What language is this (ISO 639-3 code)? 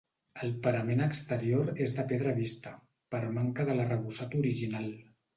cat